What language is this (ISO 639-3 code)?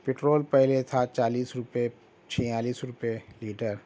urd